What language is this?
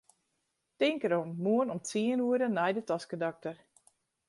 Western Frisian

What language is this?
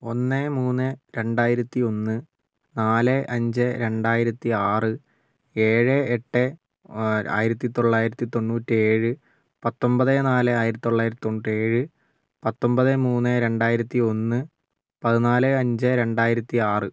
Malayalam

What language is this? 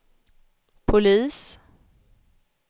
Swedish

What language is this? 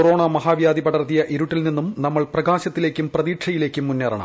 Malayalam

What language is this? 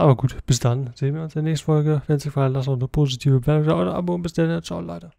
German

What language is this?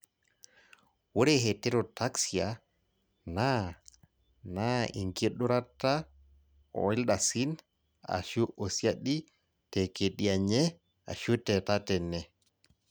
Masai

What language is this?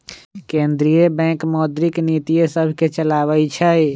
Magahi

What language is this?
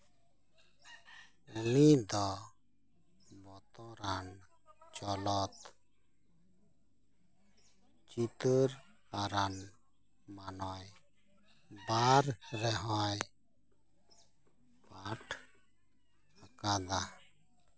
Santali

